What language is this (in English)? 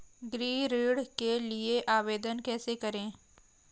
Hindi